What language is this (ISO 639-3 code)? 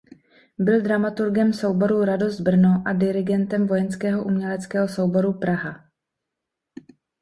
ces